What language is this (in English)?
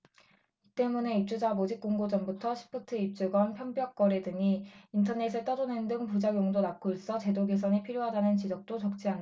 Korean